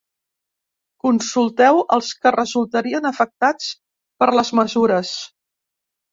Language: Catalan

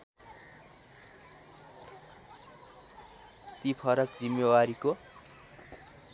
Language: Nepali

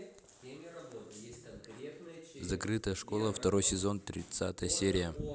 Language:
Russian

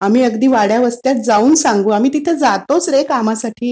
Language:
Marathi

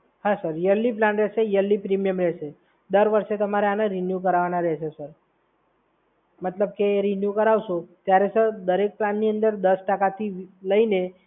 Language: Gujarati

